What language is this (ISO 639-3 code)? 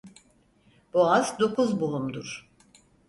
tur